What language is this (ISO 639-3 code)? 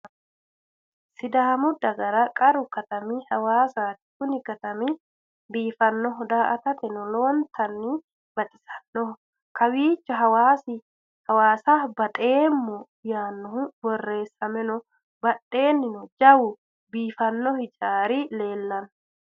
sid